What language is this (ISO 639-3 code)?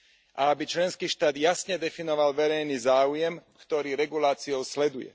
slk